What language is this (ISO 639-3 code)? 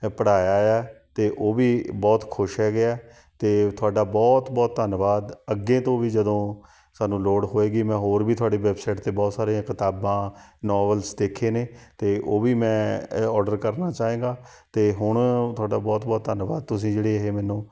pan